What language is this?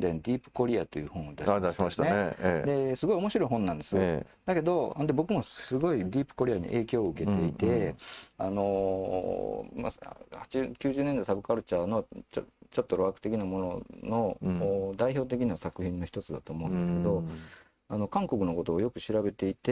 Japanese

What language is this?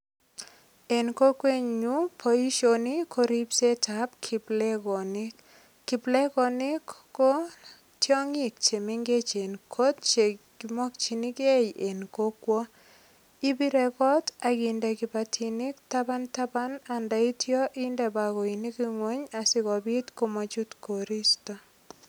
Kalenjin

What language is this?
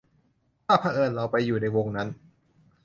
Thai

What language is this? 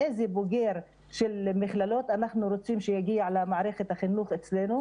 Hebrew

